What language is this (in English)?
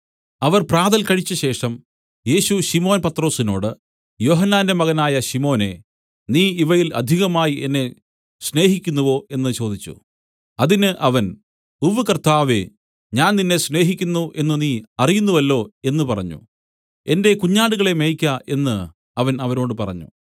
Malayalam